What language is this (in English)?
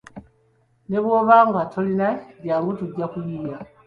Ganda